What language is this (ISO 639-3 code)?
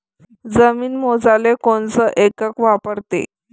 mar